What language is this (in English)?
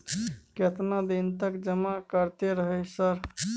Maithili